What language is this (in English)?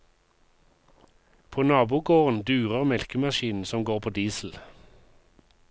Norwegian